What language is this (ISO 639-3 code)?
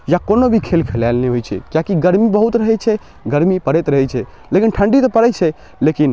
mai